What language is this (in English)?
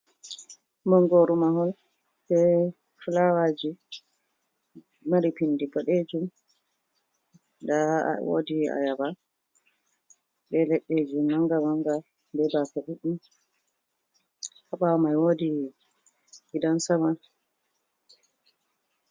Fula